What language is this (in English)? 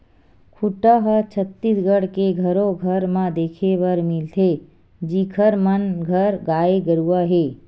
Chhattisgarhi